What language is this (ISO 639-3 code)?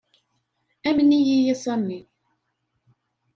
kab